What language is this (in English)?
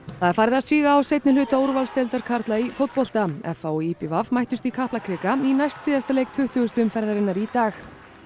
Icelandic